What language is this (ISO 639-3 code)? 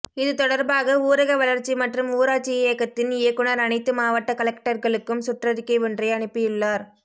tam